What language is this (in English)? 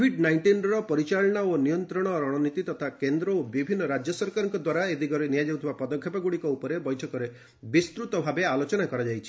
Odia